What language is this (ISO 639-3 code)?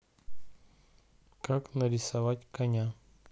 rus